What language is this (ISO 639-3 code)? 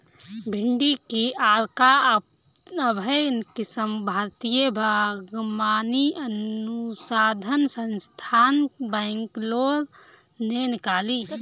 hin